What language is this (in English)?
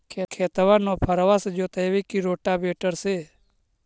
Magahi